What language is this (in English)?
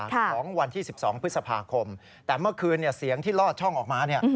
Thai